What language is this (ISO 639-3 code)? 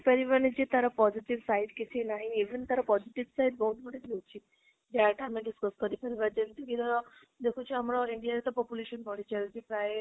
ori